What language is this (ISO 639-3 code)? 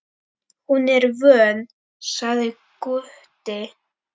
isl